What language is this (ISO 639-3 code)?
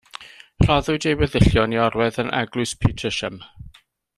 cym